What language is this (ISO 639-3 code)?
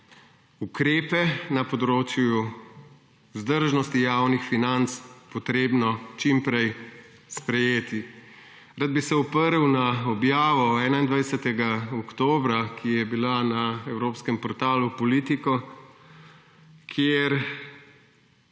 slv